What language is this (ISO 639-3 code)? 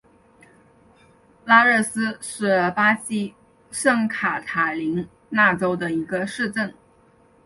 zho